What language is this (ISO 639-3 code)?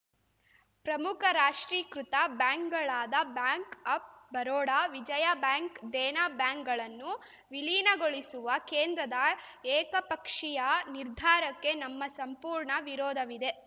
kan